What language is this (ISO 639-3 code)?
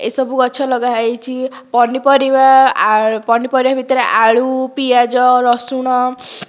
ori